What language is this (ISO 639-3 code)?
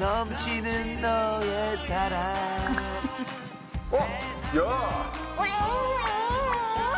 kor